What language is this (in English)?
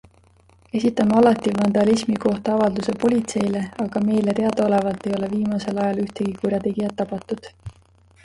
Estonian